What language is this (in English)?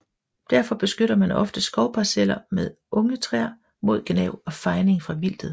Danish